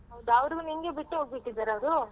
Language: Kannada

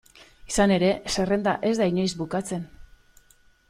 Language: Basque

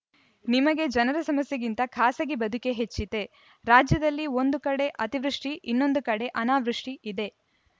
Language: Kannada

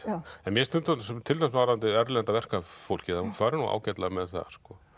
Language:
Icelandic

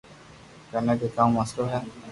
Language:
Loarki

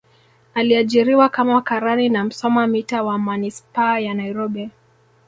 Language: Swahili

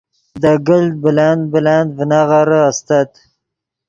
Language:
Yidgha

